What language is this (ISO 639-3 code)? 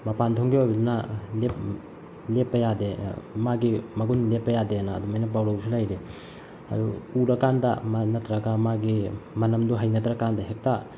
mni